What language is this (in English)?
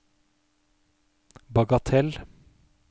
Norwegian